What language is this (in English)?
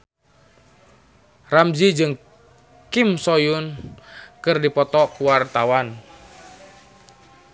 Sundanese